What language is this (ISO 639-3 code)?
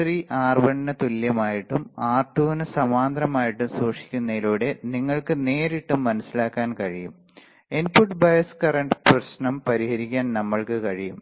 mal